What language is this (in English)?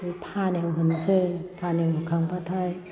Bodo